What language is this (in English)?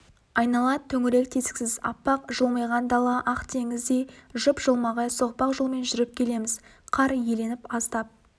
Kazakh